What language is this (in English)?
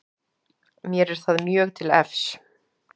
Icelandic